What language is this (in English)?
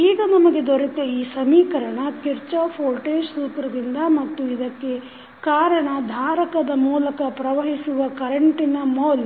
Kannada